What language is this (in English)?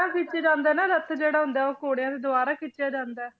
Punjabi